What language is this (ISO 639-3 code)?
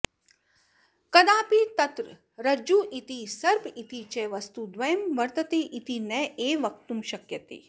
san